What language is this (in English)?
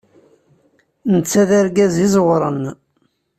Kabyle